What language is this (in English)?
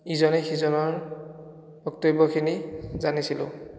Assamese